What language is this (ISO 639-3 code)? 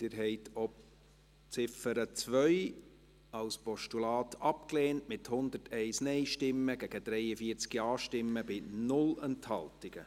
gsw